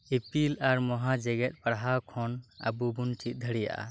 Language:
Santali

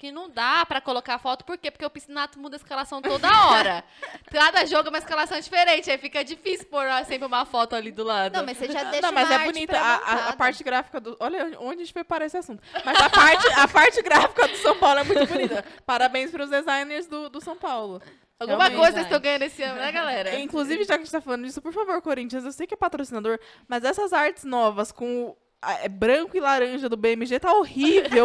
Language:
Portuguese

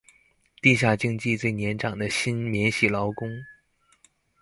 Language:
Chinese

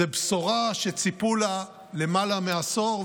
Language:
Hebrew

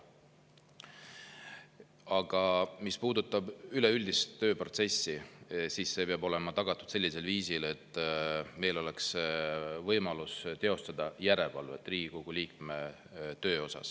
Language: Estonian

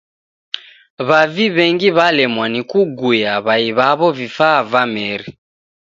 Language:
Taita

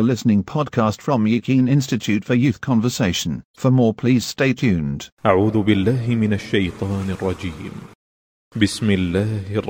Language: Malayalam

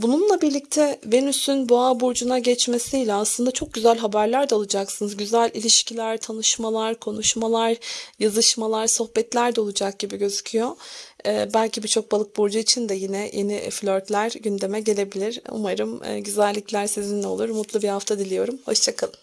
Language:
Turkish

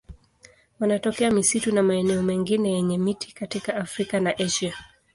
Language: Swahili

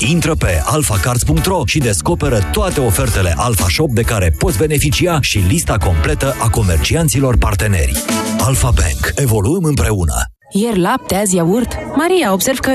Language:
Romanian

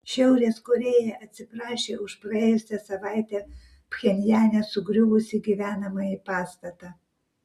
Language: Lithuanian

